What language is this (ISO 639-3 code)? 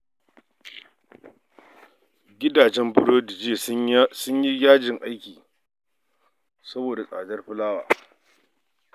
hau